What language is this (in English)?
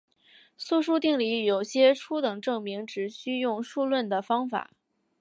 Chinese